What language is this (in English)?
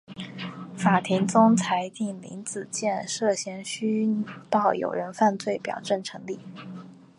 Chinese